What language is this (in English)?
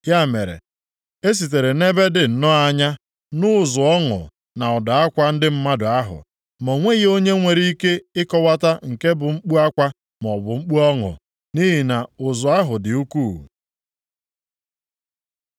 Igbo